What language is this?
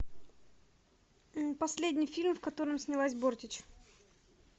Russian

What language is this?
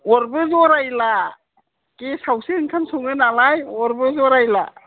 Bodo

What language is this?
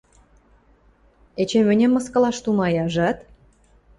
Western Mari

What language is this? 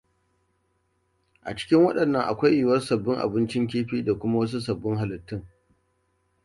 Hausa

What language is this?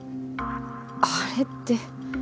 Japanese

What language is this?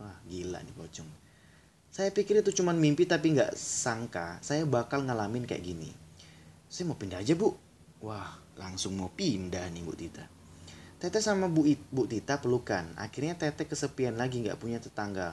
Indonesian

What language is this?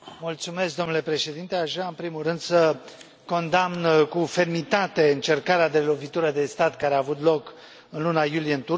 Romanian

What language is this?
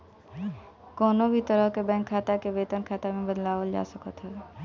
Bhojpuri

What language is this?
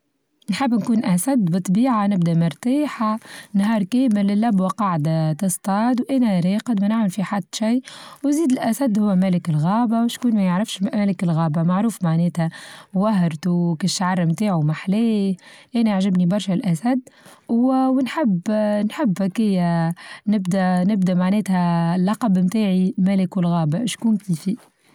Tunisian Arabic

